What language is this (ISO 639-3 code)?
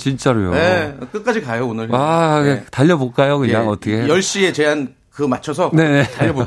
kor